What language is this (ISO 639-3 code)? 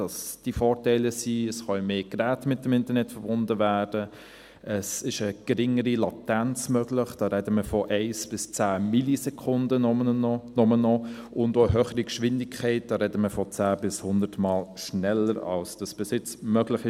gsw